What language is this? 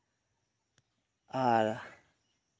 Santali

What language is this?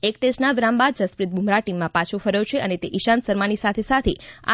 Gujarati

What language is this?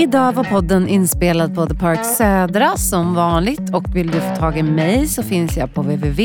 Swedish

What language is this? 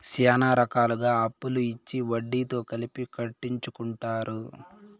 Telugu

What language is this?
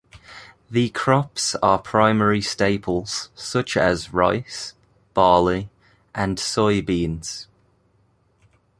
English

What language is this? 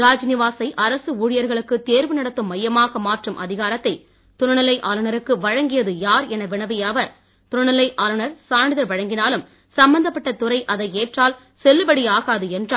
Tamil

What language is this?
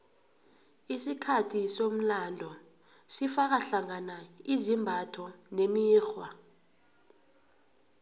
South Ndebele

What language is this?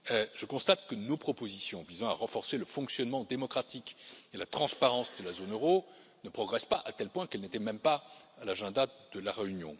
French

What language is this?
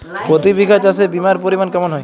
Bangla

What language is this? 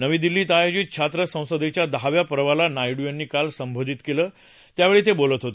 Marathi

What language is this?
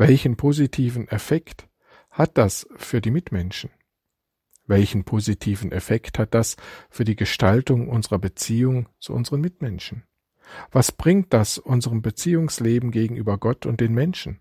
German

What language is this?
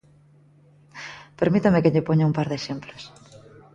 Galician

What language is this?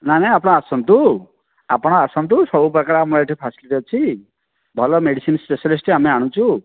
Odia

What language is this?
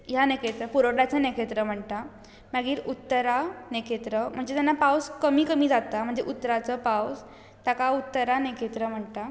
Konkani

